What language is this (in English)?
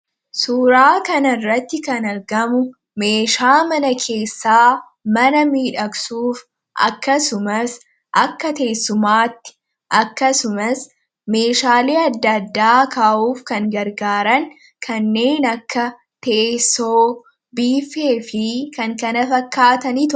Oromo